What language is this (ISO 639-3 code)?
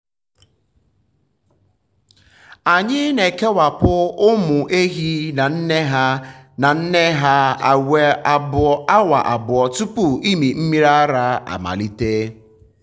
ibo